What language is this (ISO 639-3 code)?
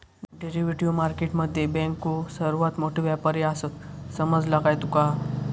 mar